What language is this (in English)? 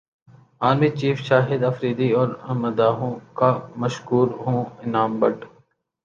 Urdu